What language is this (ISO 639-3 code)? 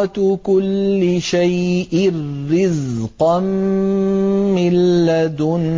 ara